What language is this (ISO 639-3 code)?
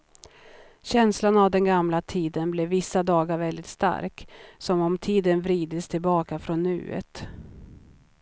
swe